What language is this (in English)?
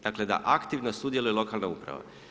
Croatian